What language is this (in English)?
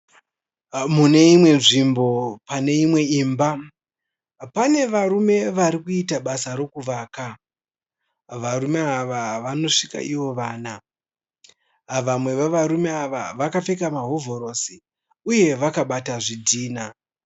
Shona